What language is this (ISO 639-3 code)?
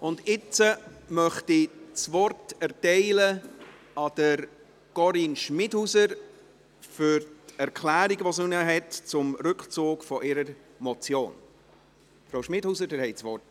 gsw